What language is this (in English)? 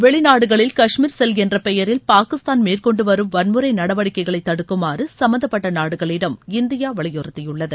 Tamil